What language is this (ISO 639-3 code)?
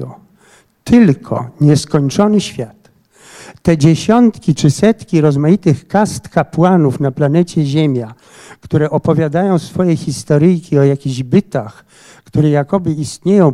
pol